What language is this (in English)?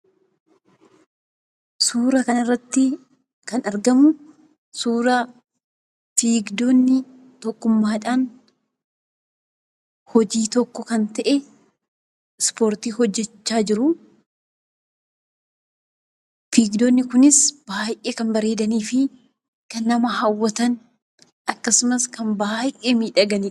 Oromo